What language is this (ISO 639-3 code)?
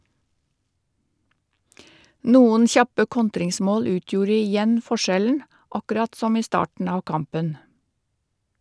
nor